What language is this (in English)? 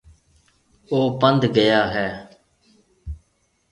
Marwari (Pakistan)